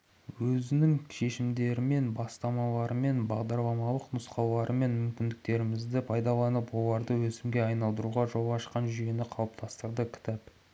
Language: Kazakh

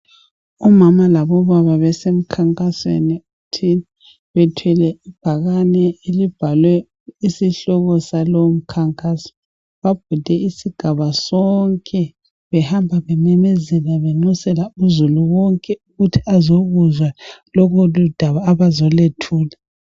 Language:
North Ndebele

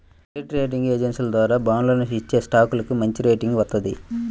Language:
Telugu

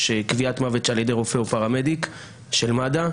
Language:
Hebrew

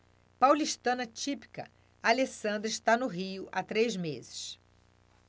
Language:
Portuguese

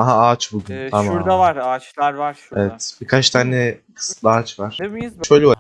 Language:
Turkish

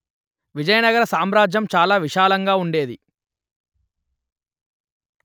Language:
Telugu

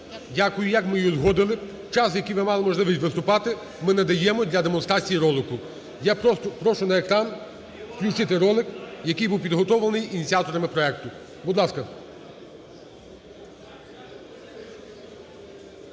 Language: Ukrainian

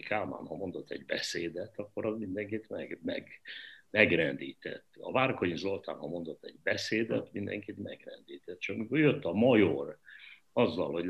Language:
Hungarian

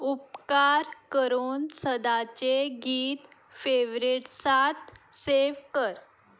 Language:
Konkani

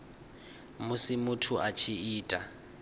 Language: Venda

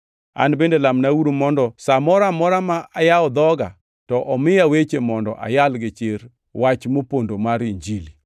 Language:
Luo (Kenya and Tanzania)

